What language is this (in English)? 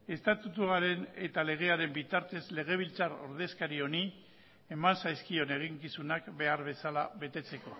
Basque